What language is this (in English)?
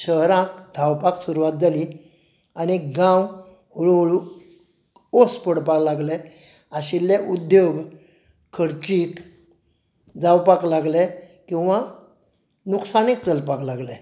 Konkani